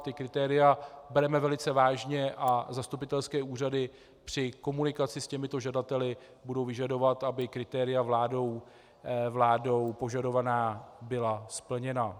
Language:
Czech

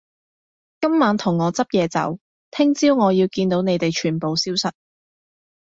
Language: Cantonese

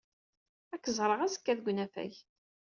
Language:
Kabyle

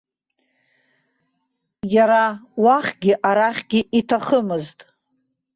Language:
Abkhazian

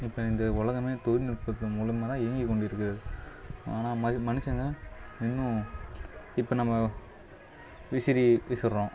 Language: Tamil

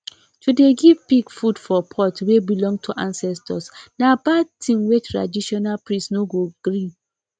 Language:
Nigerian Pidgin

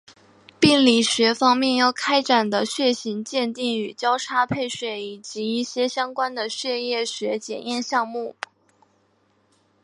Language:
Chinese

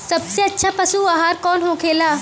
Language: Bhojpuri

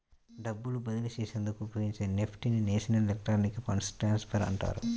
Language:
Telugu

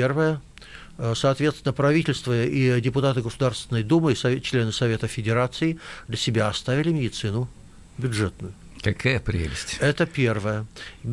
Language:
Russian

